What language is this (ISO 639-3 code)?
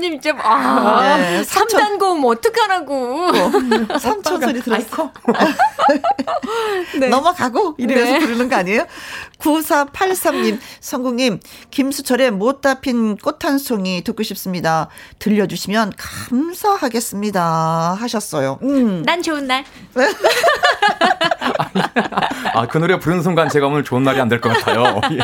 kor